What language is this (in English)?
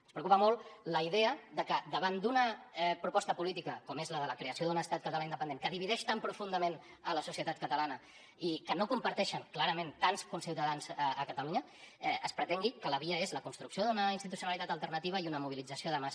Catalan